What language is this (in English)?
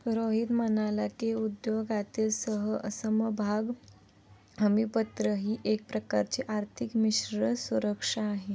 Marathi